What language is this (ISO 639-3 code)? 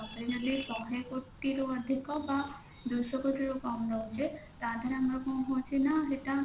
ori